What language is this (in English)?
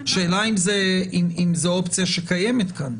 Hebrew